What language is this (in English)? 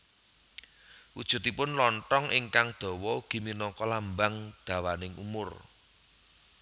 Javanese